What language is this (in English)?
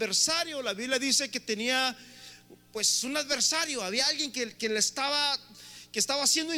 Spanish